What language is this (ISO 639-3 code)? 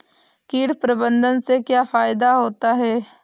hin